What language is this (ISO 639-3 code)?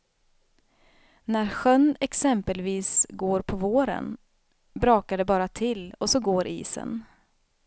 swe